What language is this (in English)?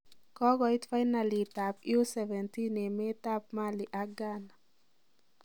Kalenjin